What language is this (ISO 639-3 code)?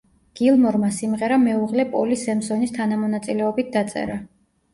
kat